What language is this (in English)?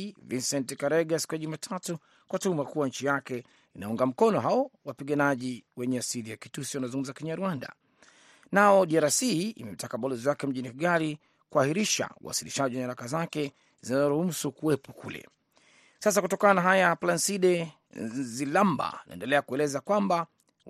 Swahili